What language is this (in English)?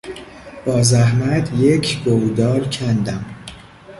Persian